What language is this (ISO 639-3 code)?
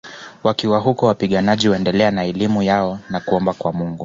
swa